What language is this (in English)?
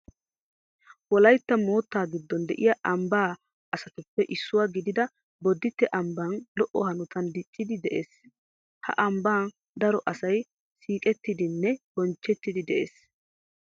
Wolaytta